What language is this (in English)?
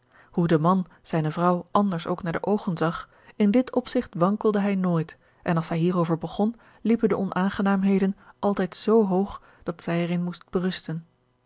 Dutch